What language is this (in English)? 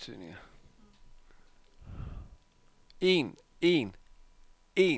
Danish